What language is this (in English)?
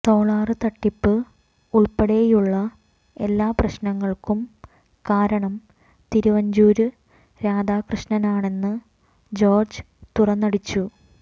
Malayalam